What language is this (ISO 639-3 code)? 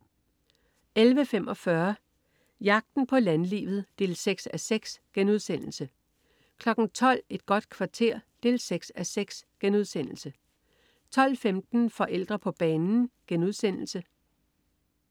dan